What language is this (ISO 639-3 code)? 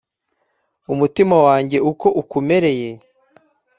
kin